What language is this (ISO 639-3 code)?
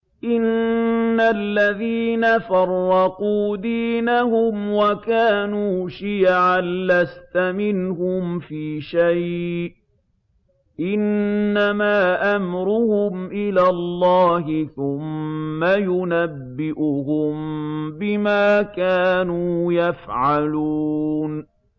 ara